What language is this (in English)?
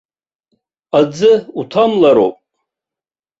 Abkhazian